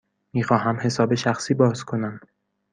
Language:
Persian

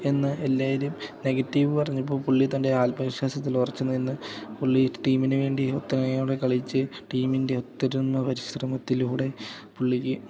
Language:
Malayalam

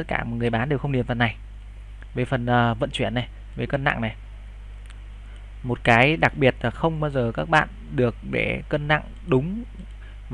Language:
Vietnamese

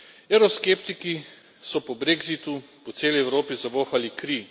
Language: Slovenian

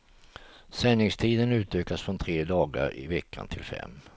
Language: Swedish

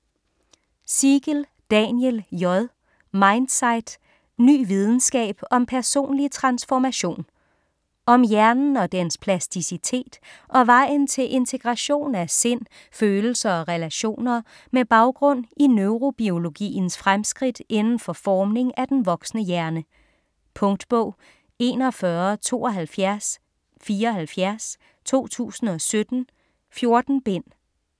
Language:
Danish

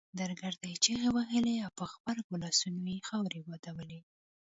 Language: Pashto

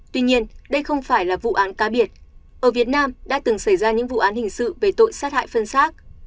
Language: Vietnamese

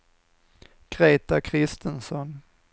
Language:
Swedish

